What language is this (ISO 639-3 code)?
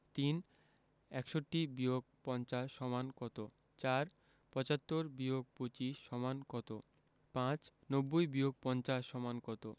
ben